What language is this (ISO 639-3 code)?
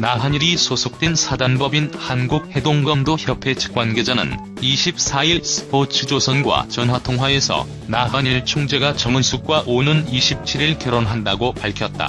kor